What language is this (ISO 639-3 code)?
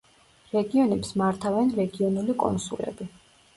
kat